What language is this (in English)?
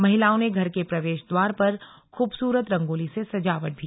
Hindi